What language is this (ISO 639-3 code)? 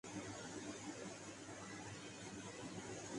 urd